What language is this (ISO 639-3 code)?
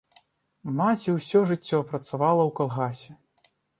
bel